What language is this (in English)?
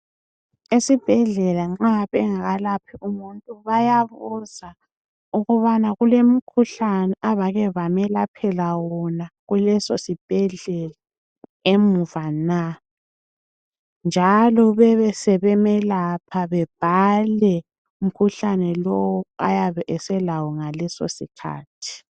North Ndebele